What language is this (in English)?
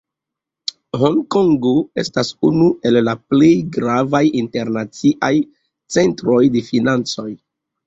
Esperanto